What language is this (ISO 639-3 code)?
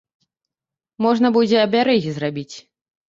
bel